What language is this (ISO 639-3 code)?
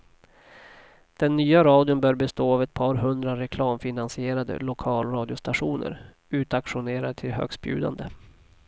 swe